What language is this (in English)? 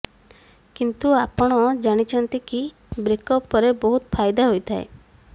Odia